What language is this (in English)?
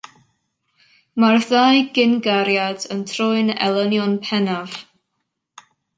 Welsh